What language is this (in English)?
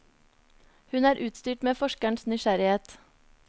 Norwegian